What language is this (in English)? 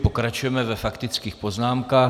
Czech